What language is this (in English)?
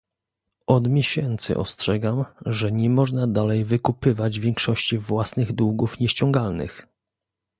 Polish